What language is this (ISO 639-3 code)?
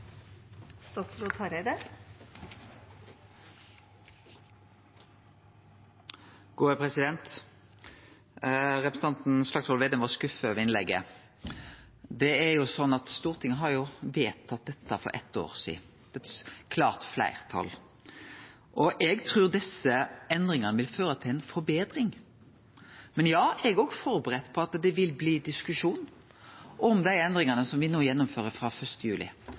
nno